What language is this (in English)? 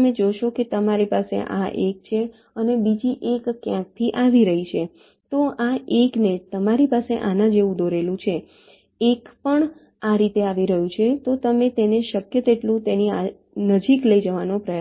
Gujarati